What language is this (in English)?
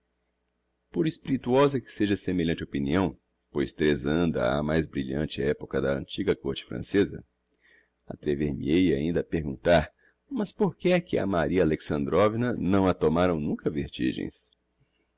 Portuguese